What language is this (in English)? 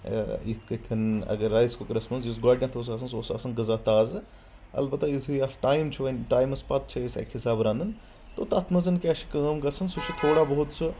Kashmiri